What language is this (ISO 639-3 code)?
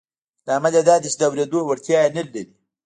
pus